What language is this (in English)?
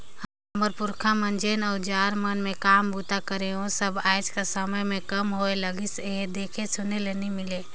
Chhattisgarhi